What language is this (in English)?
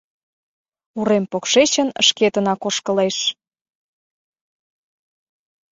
Mari